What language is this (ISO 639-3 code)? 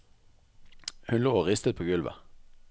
nor